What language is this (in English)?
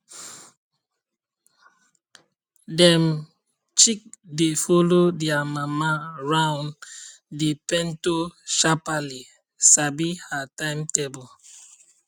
Nigerian Pidgin